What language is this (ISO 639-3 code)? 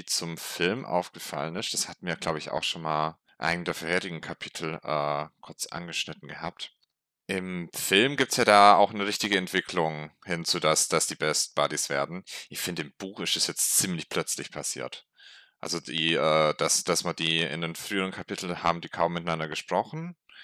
deu